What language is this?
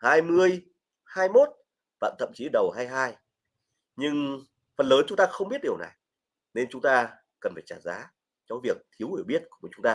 Vietnamese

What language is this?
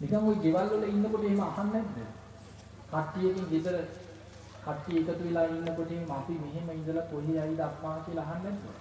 Sinhala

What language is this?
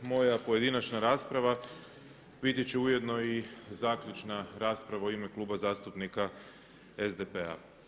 Croatian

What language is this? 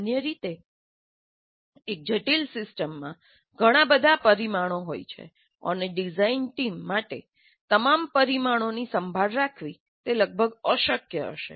Gujarati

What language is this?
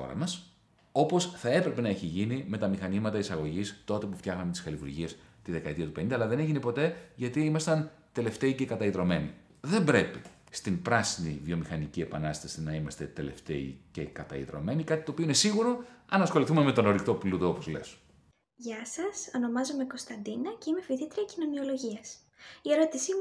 Greek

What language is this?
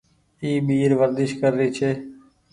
Goaria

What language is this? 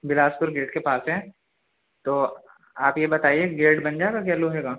Urdu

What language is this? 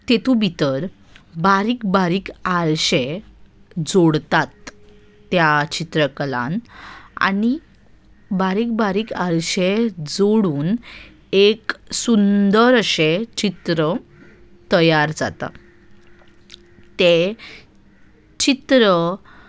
Konkani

